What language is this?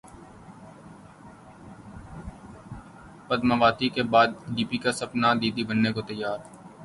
Urdu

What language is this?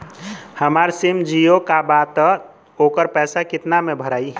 Bhojpuri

